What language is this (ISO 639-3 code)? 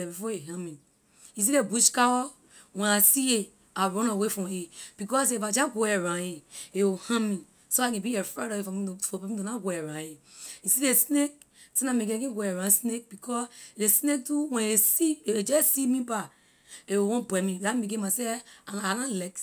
lir